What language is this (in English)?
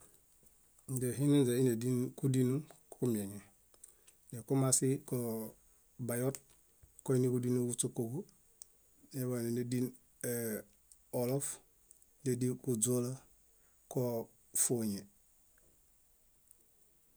Bayot